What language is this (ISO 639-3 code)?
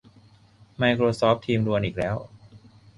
tha